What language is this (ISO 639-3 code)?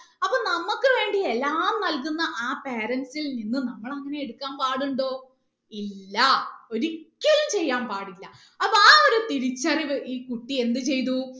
mal